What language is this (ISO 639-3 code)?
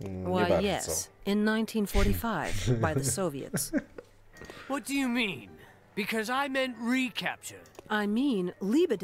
pol